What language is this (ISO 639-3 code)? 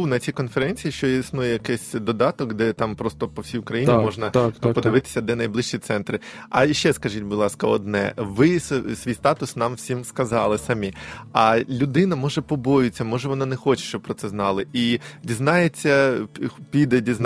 ukr